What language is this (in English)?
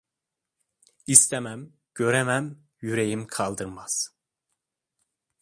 Turkish